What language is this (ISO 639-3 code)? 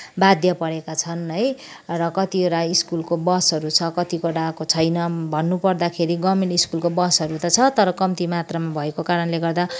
nep